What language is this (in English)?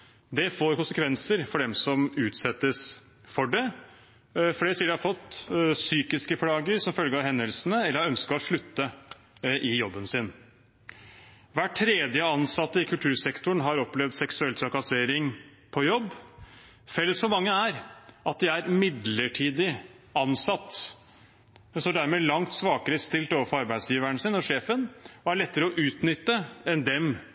Norwegian Bokmål